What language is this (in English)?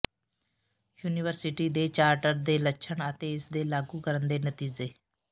Punjabi